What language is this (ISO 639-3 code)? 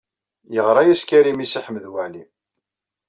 kab